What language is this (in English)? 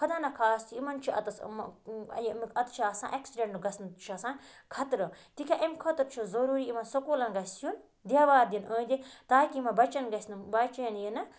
Kashmiri